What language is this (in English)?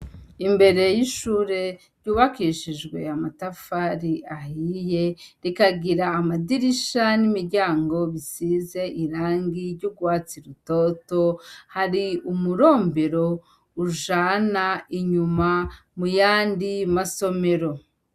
Rundi